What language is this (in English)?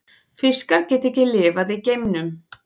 Icelandic